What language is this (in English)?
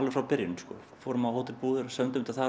Icelandic